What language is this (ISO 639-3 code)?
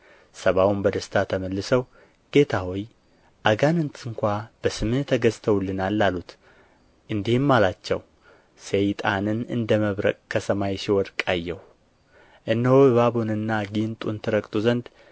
amh